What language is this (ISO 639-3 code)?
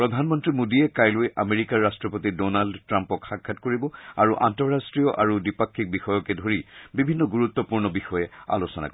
asm